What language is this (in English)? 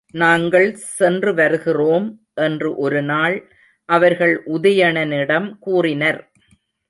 Tamil